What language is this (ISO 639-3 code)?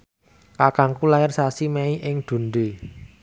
jav